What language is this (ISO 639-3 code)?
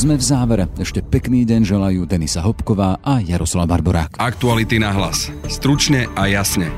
slk